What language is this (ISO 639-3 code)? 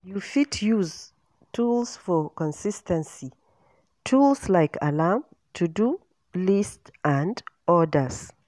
pcm